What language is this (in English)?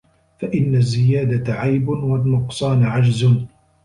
Arabic